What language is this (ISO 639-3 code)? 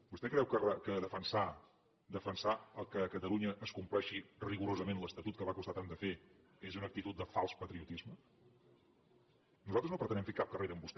cat